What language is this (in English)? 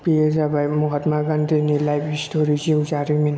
Bodo